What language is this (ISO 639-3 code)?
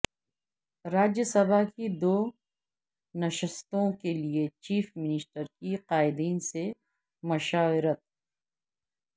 urd